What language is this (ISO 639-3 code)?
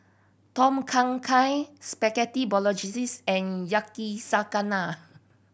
eng